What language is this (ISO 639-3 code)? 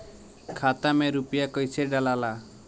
bho